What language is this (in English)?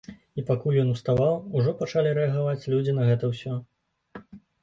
Belarusian